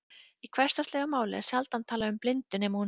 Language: Icelandic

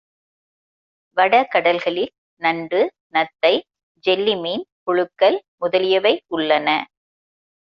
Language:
Tamil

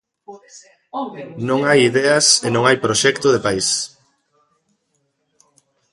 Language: Galician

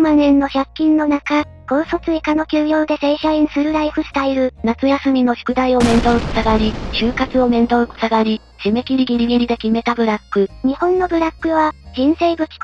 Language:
Japanese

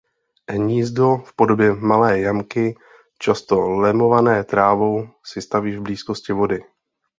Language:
Czech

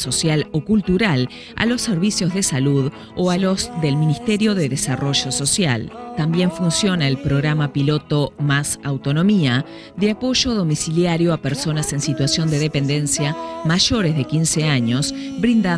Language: Spanish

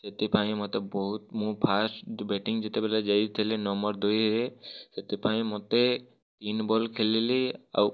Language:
Odia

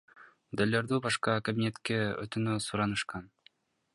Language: Kyrgyz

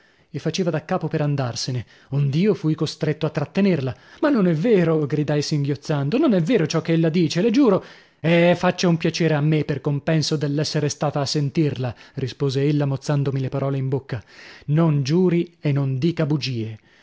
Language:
Italian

